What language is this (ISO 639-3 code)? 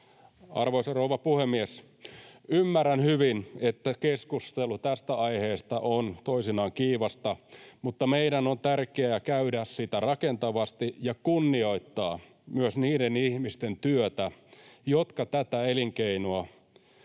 fin